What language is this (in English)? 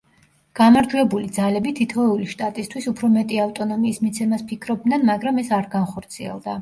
Georgian